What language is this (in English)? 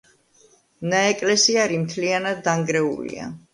Georgian